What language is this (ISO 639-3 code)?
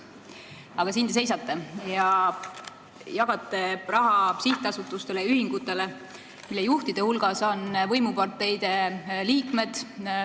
est